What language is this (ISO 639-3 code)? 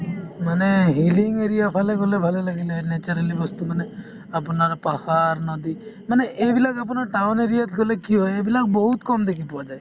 asm